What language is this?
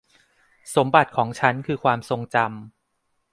Thai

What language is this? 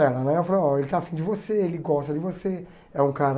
Portuguese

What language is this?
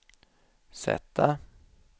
Swedish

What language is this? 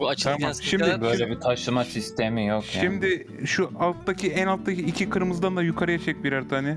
Turkish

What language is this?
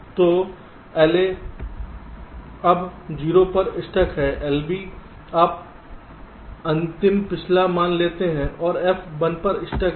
Hindi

